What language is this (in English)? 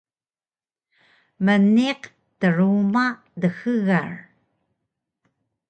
Taroko